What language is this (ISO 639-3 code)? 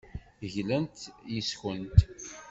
kab